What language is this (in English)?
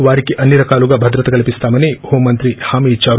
Telugu